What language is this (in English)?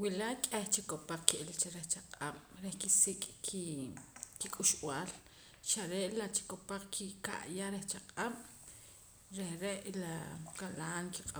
Poqomam